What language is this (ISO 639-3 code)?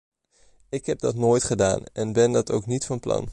nld